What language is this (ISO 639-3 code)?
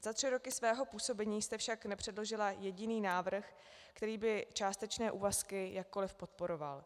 ces